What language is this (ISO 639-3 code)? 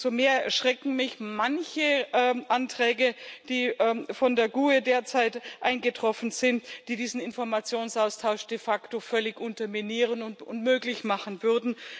deu